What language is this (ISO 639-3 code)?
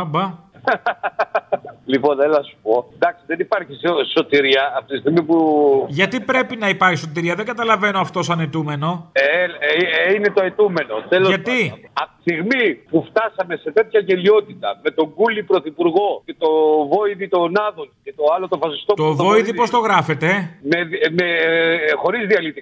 ell